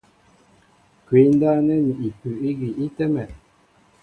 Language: Mbo (Cameroon)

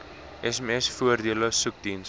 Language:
Afrikaans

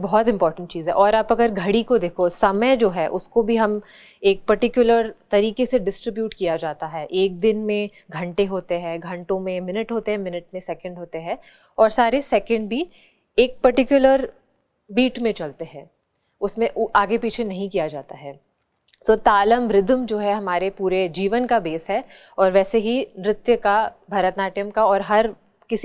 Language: Hindi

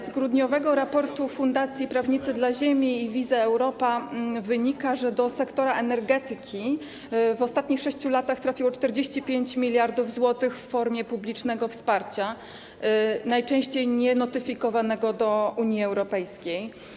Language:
Polish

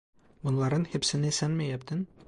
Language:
Turkish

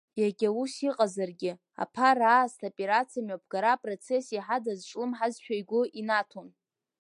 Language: Abkhazian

